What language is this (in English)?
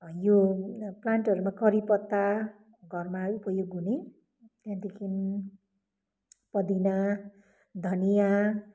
Nepali